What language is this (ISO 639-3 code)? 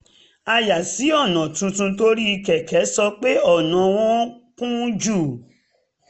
yor